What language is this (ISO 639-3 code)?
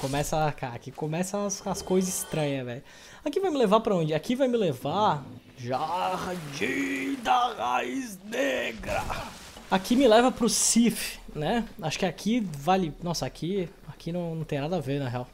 por